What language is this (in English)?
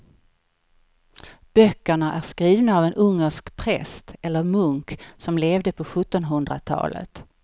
Swedish